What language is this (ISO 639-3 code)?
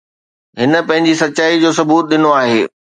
snd